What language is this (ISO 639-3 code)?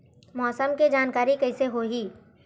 hne